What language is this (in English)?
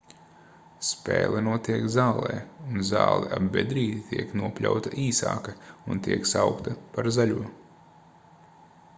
Latvian